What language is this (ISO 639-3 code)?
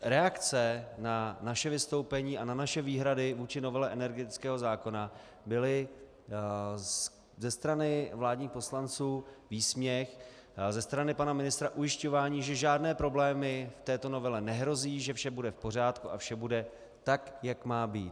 ces